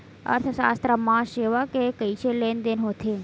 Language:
Chhattisgarhi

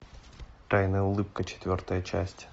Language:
Russian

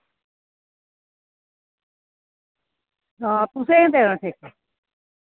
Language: Dogri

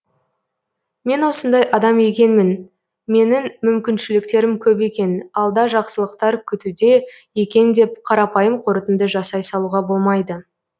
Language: Kazakh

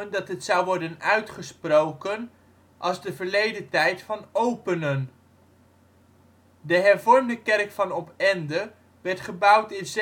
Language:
Dutch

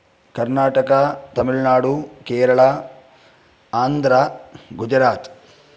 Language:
Sanskrit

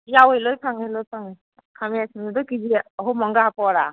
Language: Manipuri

